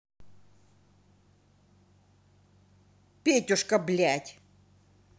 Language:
Russian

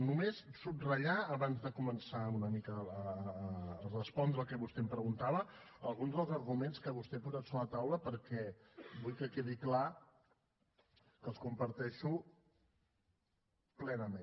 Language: Catalan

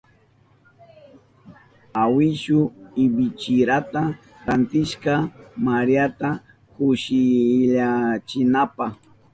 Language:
Southern Pastaza Quechua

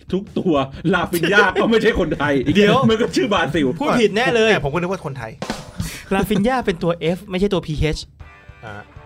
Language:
Thai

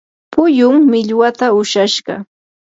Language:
Yanahuanca Pasco Quechua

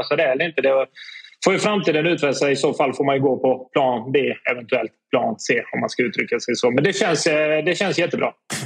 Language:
Swedish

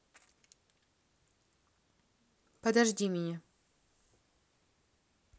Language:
Russian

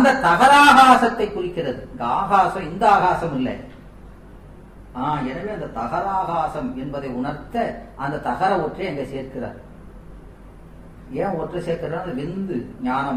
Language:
Tamil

